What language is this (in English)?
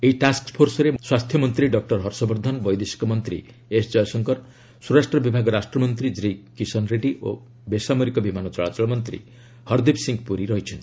Odia